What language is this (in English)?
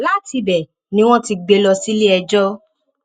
Yoruba